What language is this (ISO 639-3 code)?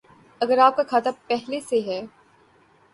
urd